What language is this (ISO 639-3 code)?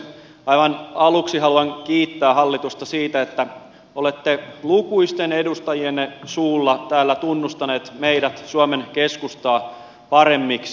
fin